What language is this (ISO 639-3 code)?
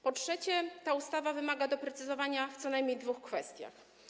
pol